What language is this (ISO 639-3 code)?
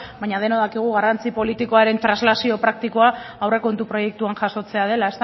eus